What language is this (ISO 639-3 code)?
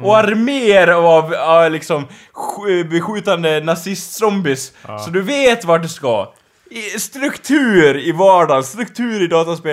swe